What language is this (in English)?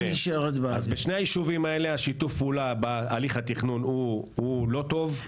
Hebrew